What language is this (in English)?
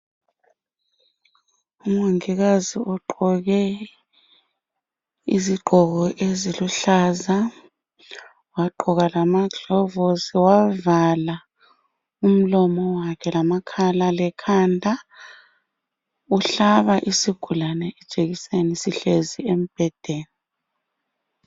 North Ndebele